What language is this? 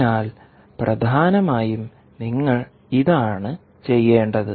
Malayalam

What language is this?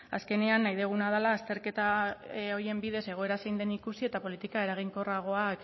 Basque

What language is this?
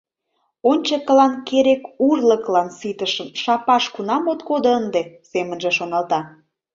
Mari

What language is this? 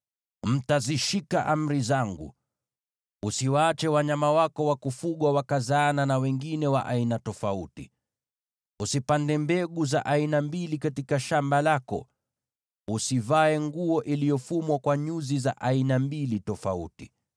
Swahili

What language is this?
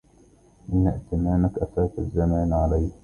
Arabic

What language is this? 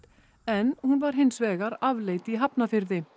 Icelandic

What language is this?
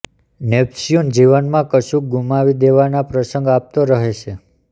Gujarati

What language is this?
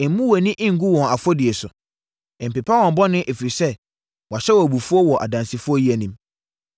Akan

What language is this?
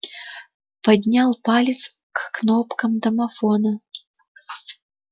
Russian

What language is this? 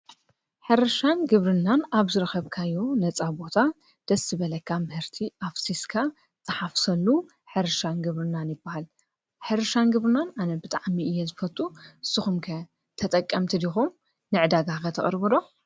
Tigrinya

